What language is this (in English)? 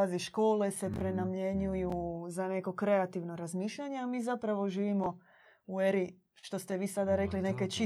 Croatian